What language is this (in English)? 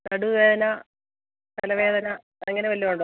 Malayalam